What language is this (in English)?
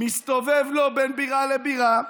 Hebrew